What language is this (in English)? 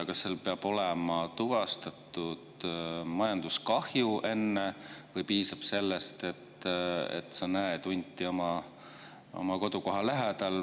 Estonian